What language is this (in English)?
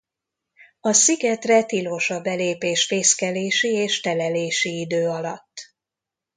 Hungarian